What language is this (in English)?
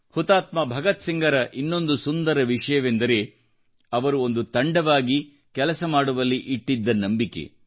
Kannada